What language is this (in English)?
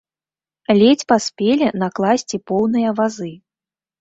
Belarusian